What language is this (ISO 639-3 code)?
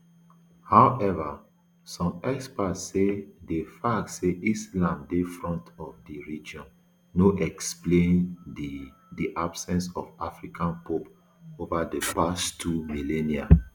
pcm